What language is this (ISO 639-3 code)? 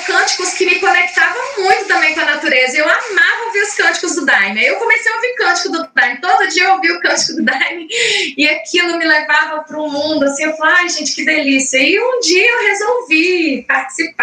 por